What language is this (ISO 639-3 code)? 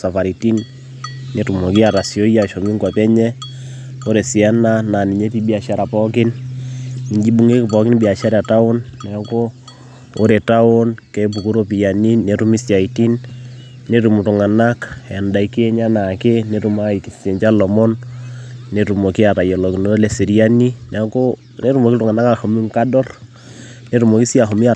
mas